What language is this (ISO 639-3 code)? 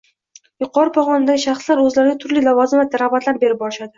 uzb